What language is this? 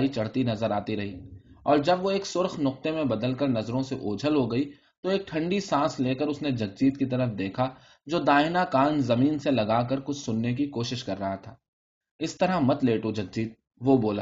Urdu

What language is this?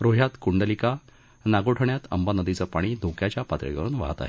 Marathi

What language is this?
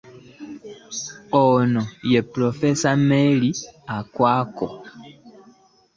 Ganda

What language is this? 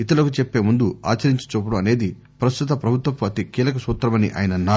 Telugu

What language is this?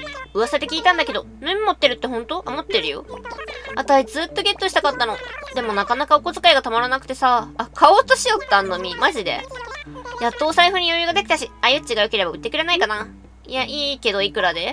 Japanese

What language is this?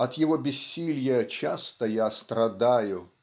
Russian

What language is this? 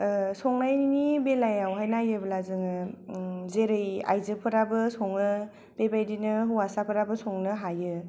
Bodo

